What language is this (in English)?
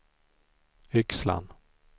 Swedish